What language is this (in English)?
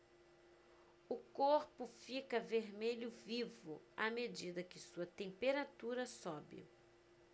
Portuguese